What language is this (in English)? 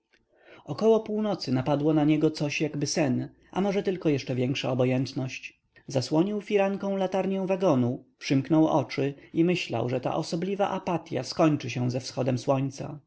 Polish